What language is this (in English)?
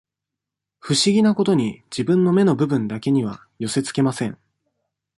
Japanese